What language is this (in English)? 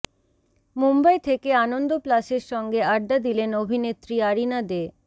Bangla